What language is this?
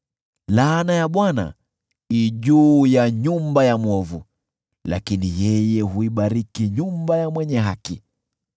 Swahili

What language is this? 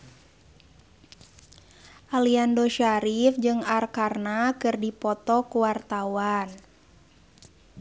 Sundanese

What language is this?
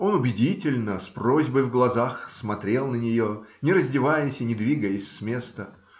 Russian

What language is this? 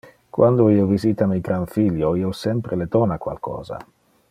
Interlingua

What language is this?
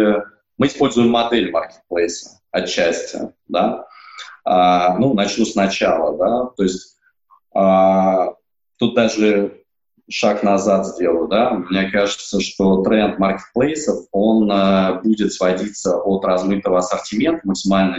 Russian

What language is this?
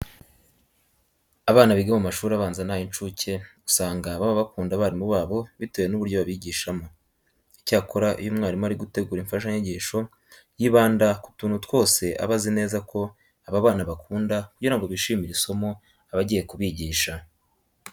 Kinyarwanda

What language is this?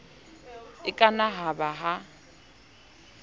Southern Sotho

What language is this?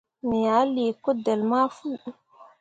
Mundang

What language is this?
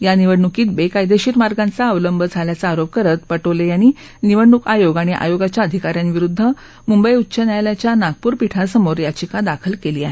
Marathi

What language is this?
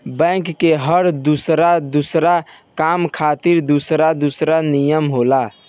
Bhojpuri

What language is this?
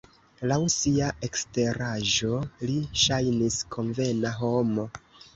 Esperanto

